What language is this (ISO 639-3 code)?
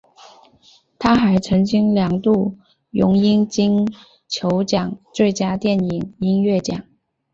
zho